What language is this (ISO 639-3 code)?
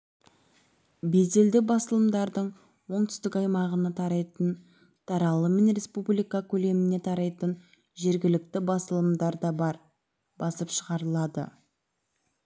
kaz